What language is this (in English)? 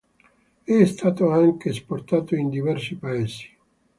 Italian